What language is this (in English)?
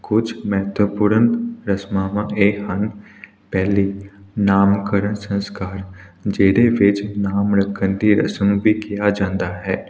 Punjabi